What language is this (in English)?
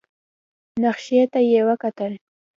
Pashto